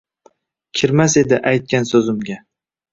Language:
Uzbek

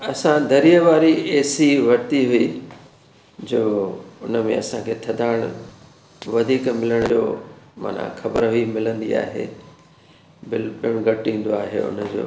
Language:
Sindhi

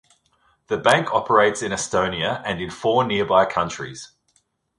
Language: English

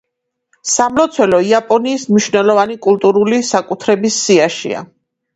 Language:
Georgian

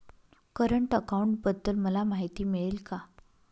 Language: Marathi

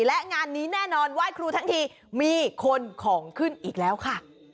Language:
Thai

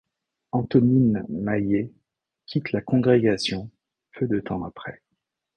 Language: French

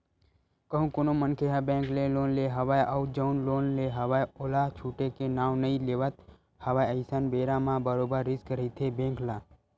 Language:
Chhattisgarhi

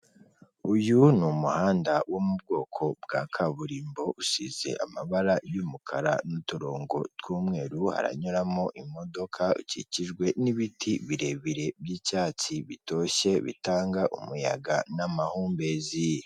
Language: Kinyarwanda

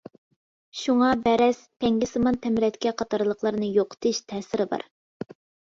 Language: Uyghur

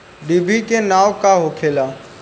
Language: Bhojpuri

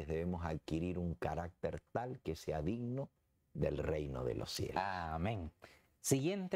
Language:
Spanish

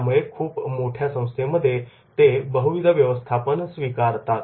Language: Marathi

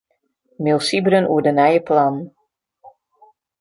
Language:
Western Frisian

